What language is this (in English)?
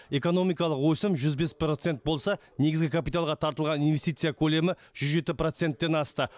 Kazakh